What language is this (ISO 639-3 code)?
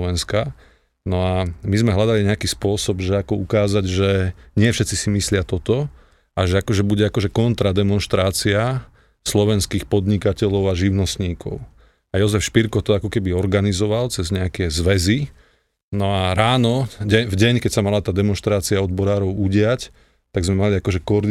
slk